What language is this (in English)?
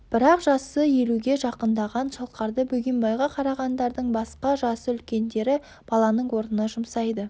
Kazakh